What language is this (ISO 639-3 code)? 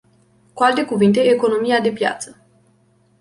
ron